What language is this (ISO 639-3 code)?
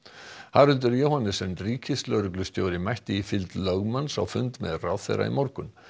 isl